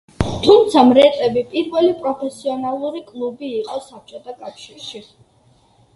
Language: Georgian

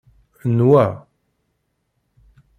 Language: Kabyle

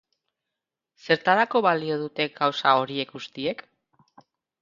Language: Basque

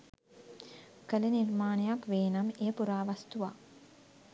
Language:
Sinhala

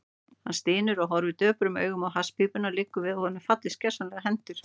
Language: Icelandic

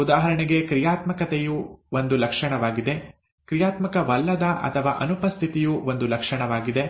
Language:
Kannada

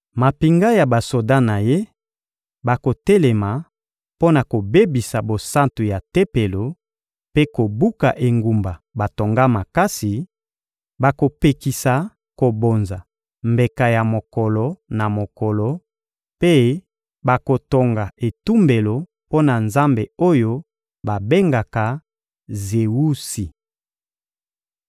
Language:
Lingala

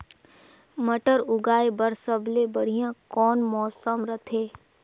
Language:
Chhattisgarhi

